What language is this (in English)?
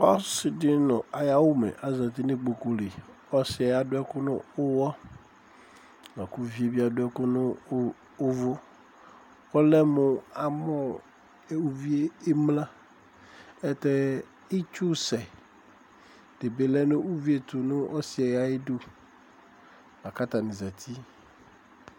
Ikposo